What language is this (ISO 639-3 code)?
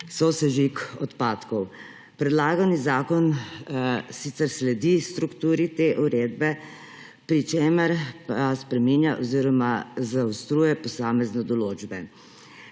slv